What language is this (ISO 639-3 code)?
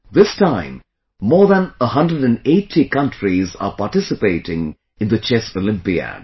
eng